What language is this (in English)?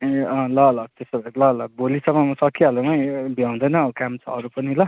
Nepali